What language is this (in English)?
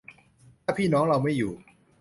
Thai